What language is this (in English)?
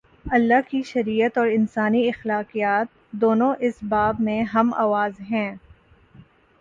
Urdu